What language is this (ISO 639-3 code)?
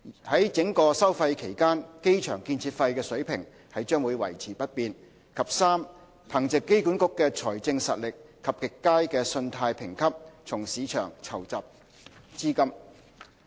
yue